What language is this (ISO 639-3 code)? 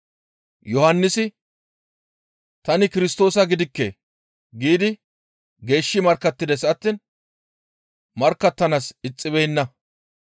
gmv